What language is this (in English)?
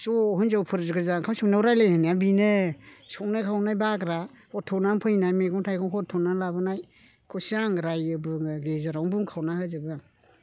Bodo